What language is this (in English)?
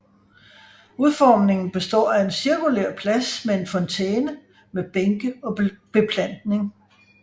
Danish